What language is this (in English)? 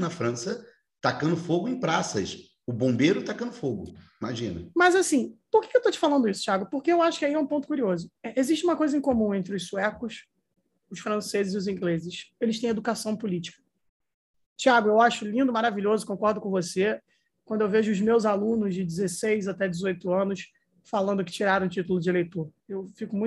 Portuguese